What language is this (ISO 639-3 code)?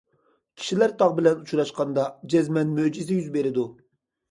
uig